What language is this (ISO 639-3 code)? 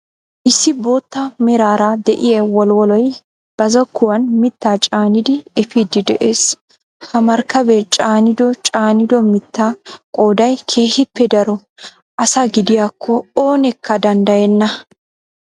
wal